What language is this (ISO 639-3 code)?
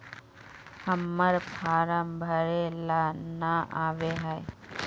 mag